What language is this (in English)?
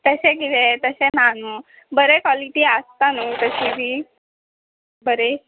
Konkani